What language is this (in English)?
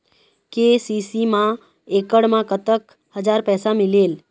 Chhattisgarhi